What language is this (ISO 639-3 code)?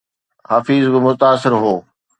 snd